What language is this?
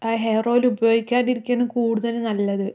Malayalam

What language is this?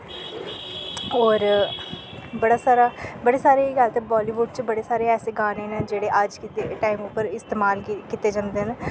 Dogri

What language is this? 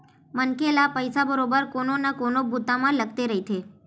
Chhattisgarhi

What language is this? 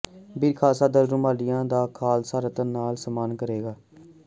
Punjabi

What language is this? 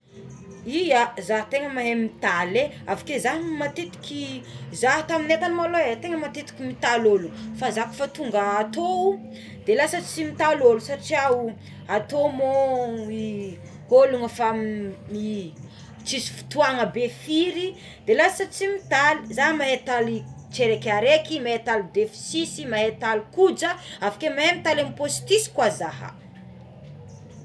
Tsimihety Malagasy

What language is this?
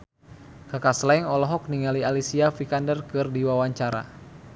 Sundanese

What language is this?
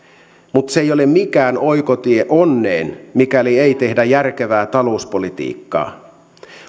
Finnish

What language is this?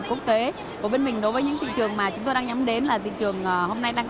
Vietnamese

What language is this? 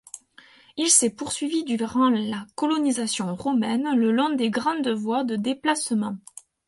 French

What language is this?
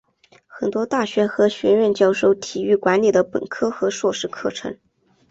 Chinese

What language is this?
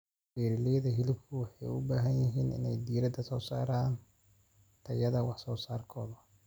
Somali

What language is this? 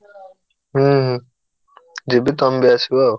Odia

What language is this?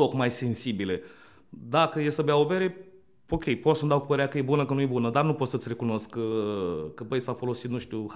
Romanian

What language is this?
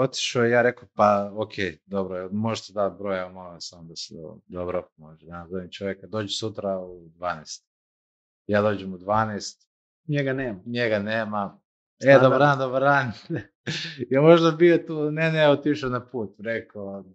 Croatian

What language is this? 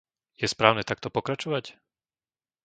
Slovak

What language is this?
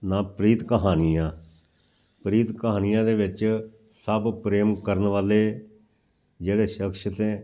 Punjabi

